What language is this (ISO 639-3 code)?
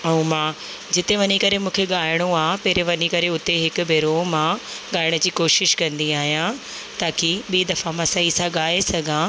snd